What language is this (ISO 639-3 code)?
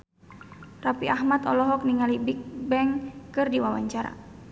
sun